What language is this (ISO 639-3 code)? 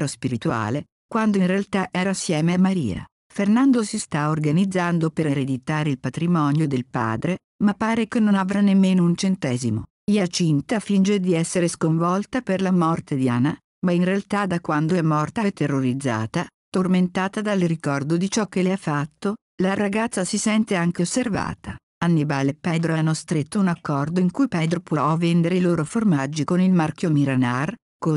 ita